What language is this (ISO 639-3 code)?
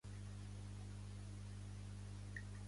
cat